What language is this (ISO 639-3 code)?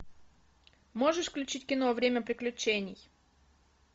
rus